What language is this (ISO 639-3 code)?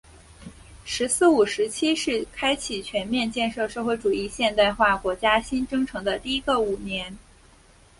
zho